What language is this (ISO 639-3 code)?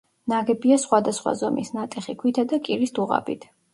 kat